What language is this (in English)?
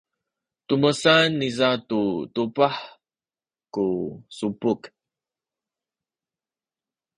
Sakizaya